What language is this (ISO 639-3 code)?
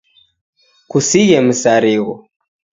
dav